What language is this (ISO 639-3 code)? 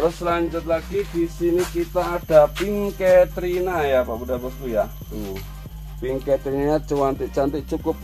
ind